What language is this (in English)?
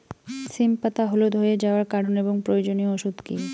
Bangla